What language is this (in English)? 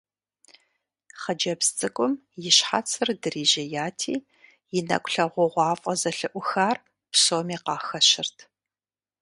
Kabardian